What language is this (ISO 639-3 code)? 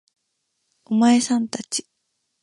jpn